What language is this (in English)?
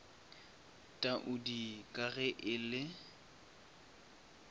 Northern Sotho